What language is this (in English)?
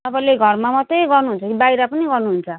Nepali